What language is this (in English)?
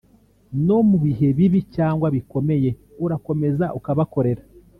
Kinyarwanda